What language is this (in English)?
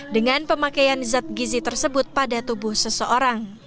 Indonesian